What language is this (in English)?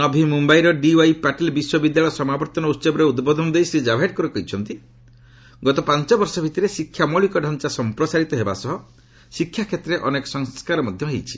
Odia